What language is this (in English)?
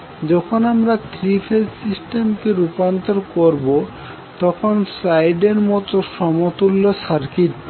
Bangla